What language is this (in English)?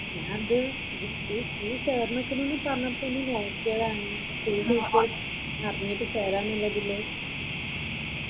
Malayalam